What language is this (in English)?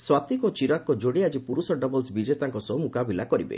Odia